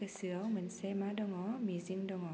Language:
Bodo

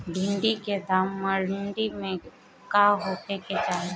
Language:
Bhojpuri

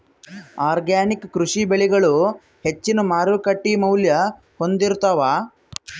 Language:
Kannada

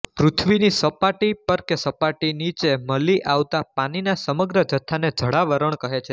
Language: Gujarati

